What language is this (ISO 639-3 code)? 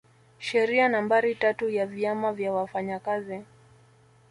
swa